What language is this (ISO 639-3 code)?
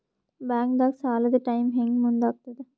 kan